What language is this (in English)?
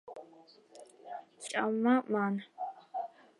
Georgian